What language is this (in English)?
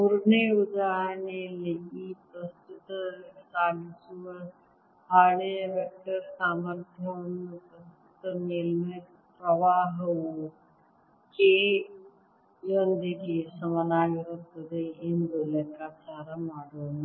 Kannada